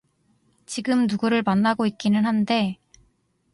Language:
Korean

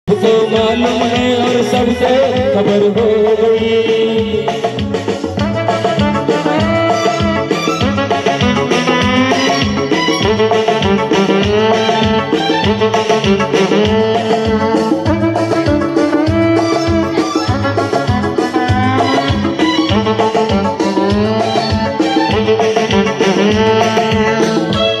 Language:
Indonesian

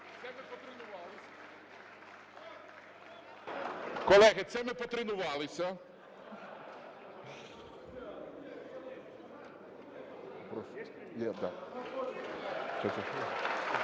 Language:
Ukrainian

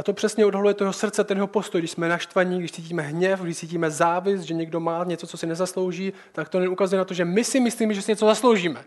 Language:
Czech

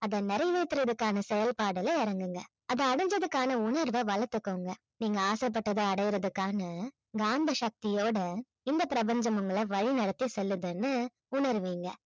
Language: Tamil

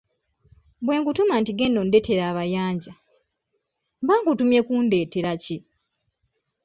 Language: Ganda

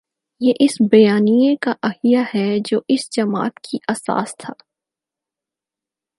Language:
Urdu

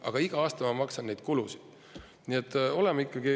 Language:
Estonian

